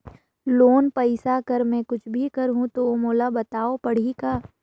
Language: Chhattisgarhi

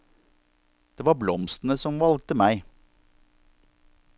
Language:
Norwegian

